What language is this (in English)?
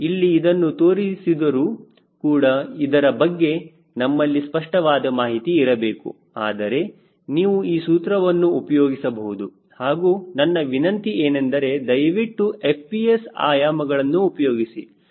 Kannada